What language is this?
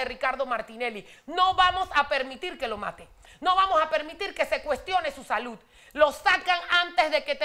Spanish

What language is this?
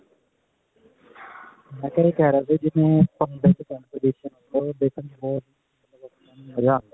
Punjabi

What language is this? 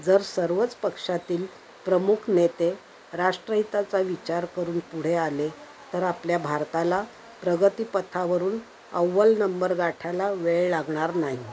Marathi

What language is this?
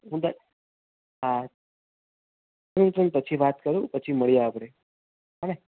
Gujarati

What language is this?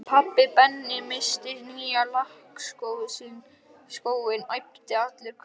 Icelandic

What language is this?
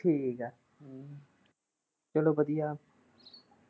Punjabi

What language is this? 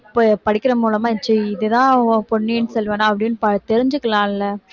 Tamil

